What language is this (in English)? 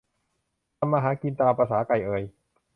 Thai